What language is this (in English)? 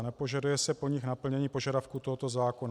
Czech